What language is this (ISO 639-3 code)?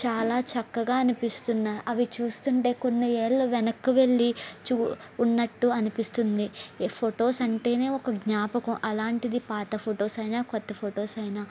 tel